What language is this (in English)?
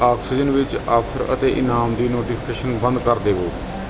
Punjabi